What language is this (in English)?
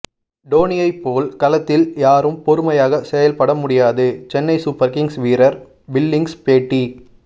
Tamil